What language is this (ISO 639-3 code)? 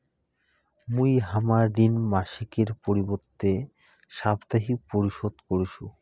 ben